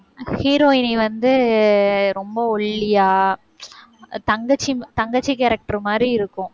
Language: Tamil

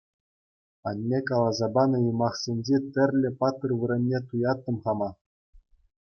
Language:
Chuvash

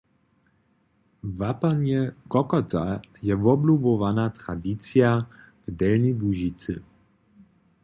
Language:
Upper Sorbian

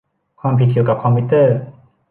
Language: Thai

